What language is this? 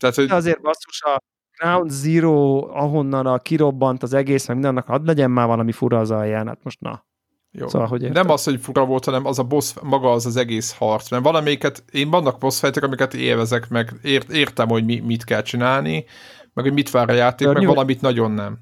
Hungarian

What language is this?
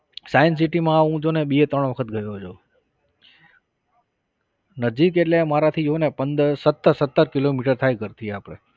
Gujarati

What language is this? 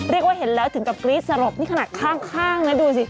Thai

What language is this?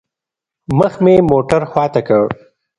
Pashto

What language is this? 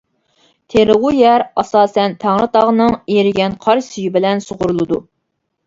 Uyghur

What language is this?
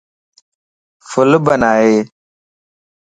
Lasi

